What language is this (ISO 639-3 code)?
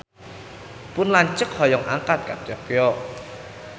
sun